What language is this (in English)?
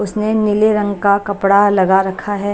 Hindi